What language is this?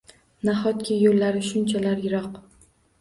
Uzbek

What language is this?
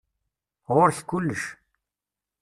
Kabyle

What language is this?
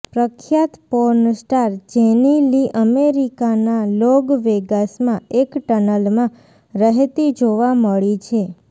Gujarati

